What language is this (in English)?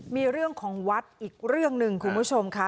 Thai